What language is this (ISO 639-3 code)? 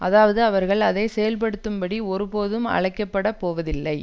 tam